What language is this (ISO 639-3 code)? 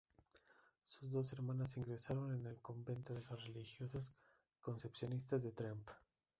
spa